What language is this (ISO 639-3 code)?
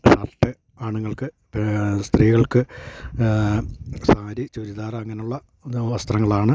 mal